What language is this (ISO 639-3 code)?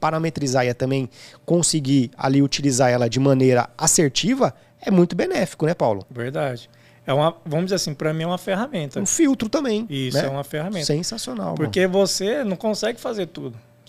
por